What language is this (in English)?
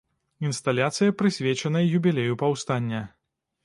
Belarusian